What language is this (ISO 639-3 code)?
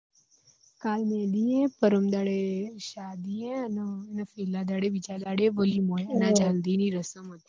guj